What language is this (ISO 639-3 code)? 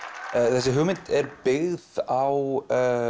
isl